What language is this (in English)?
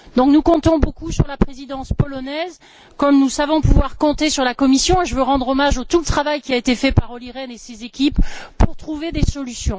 French